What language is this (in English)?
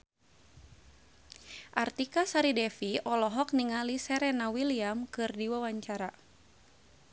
Sundanese